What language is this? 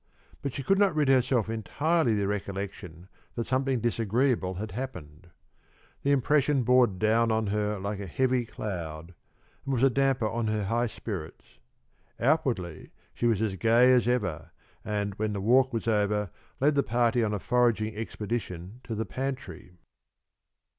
English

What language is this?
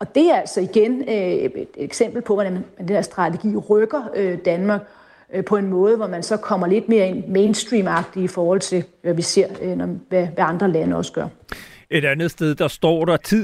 Danish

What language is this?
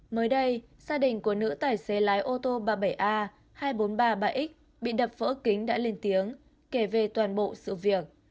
Vietnamese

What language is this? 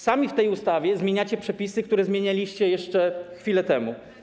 Polish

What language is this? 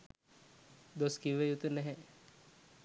Sinhala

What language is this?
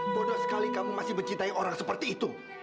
Indonesian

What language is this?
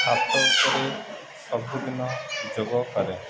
Odia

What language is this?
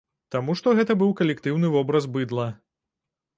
Belarusian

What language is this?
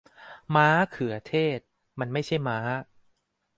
Thai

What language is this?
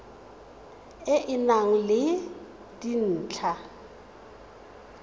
Tswana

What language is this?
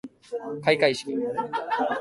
Japanese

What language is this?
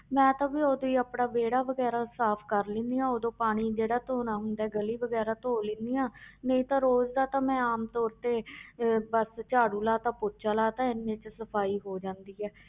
Punjabi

